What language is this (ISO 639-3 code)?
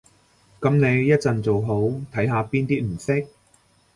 yue